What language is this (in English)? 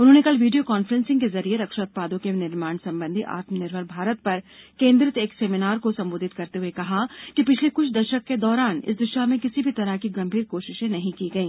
Hindi